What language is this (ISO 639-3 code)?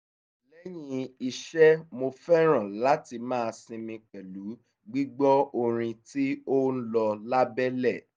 yor